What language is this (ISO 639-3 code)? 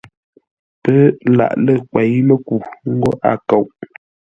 nla